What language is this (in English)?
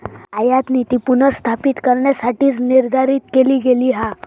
Marathi